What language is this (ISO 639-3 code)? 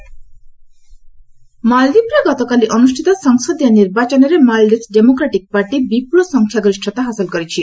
ori